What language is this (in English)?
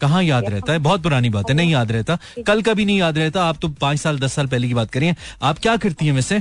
Hindi